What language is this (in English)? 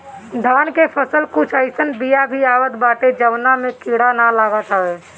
Bhojpuri